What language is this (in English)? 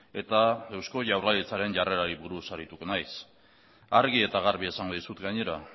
Basque